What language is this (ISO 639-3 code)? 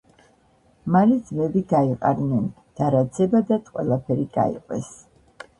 kat